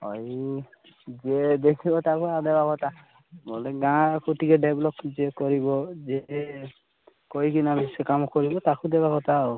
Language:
Odia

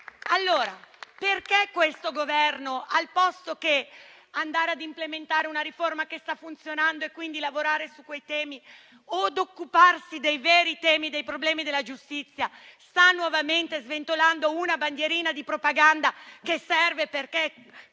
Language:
Italian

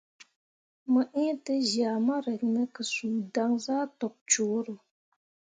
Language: Mundang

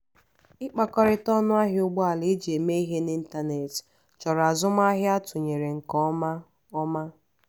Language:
Igbo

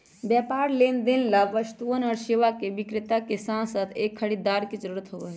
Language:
Magahi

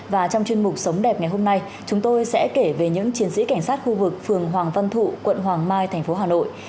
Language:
Vietnamese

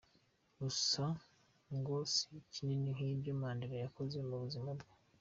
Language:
Kinyarwanda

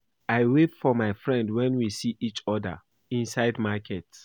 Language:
Nigerian Pidgin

